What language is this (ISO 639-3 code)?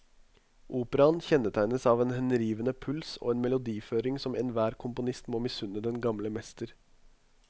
nor